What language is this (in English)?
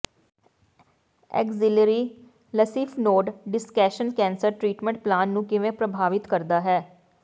Punjabi